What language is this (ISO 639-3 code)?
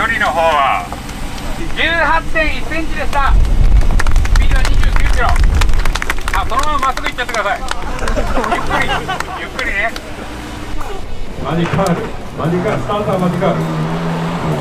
jpn